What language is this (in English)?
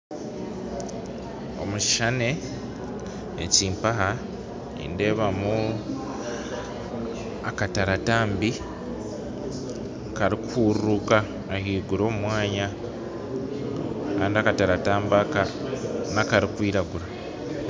Nyankole